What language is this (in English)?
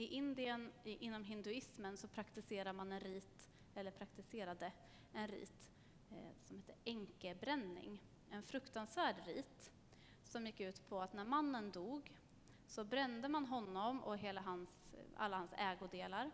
Swedish